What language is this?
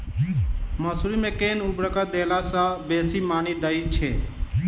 Maithili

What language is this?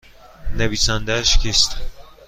Persian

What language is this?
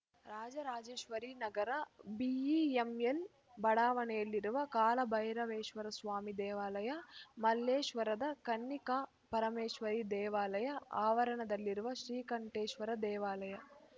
Kannada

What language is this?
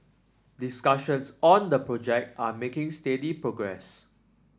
English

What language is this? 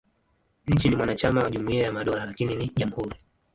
Swahili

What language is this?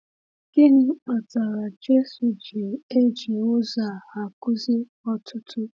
Igbo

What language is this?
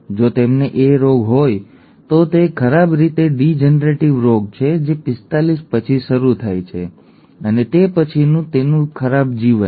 Gujarati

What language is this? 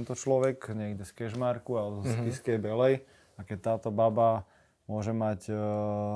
Slovak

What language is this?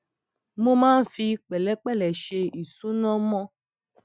Yoruba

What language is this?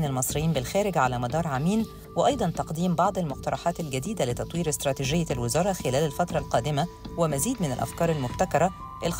Arabic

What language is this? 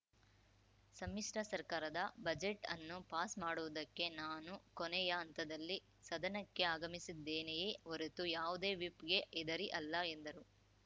Kannada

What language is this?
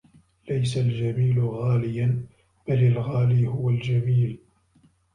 Arabic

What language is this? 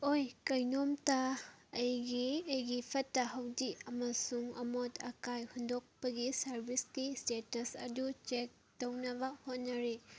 Manipuri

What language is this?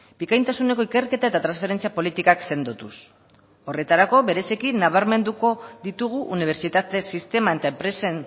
Basque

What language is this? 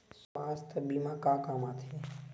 Chhattisgarhi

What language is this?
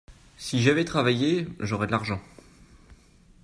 French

